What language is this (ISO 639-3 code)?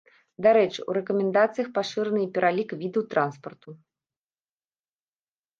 bel